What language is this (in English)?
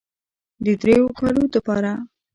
Pashto